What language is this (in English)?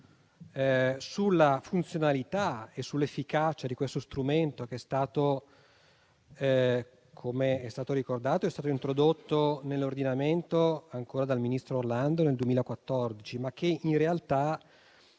Italian